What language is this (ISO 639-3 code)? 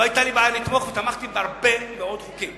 heb